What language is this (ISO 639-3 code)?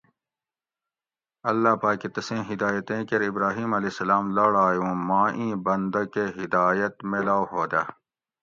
gwc